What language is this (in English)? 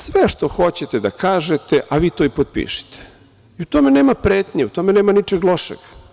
Serbian